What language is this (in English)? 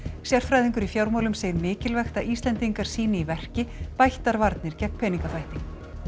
Icelandic